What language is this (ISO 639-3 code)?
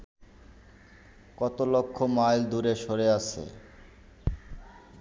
ben